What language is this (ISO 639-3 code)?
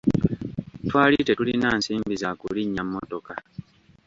lug